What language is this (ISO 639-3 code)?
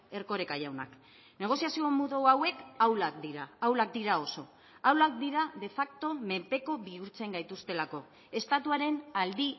eus